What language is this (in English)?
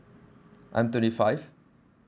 English